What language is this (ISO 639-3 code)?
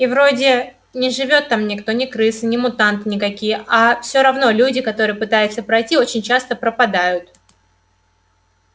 rus